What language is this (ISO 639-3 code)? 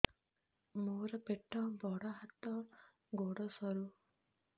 ori